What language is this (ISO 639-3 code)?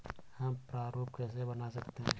hin